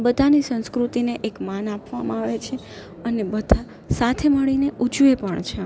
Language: Gujarati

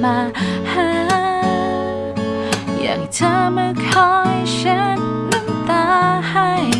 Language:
Thai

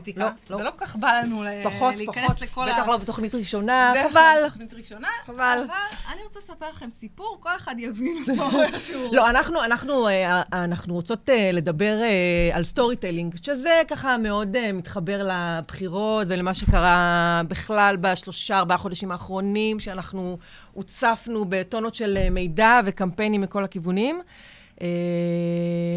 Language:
Hebrew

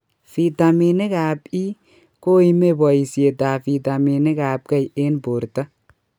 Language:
Kalenjin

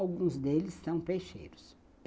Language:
Portuguese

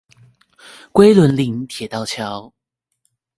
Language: Chinese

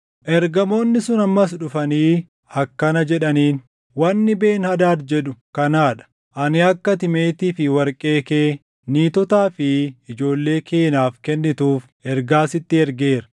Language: Oromo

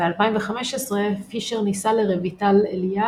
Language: Hebrew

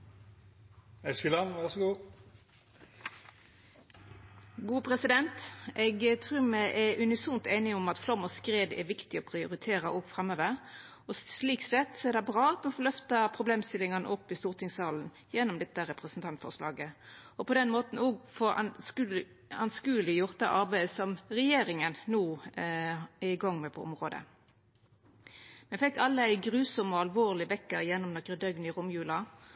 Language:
Norwegian Nynorsk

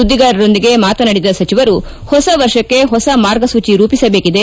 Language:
Kannada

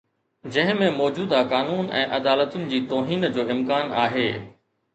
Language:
Sindhi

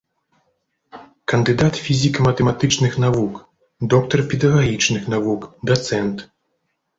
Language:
Belarusian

